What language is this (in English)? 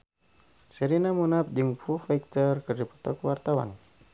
Sundanese